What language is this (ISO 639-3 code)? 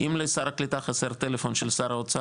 heb